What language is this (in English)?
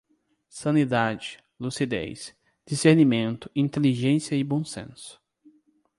Portuguese